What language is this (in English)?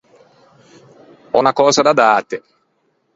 Ligurian